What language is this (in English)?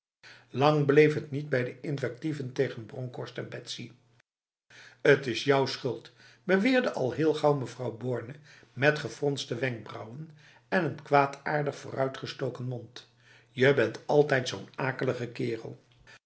Dutch